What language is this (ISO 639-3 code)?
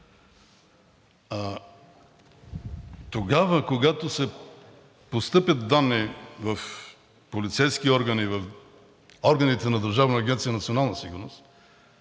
bul